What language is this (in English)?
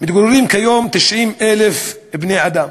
Hebrew